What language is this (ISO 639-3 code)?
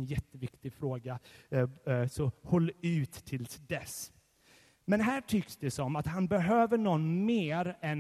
swe